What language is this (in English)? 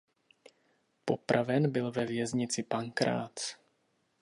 Czech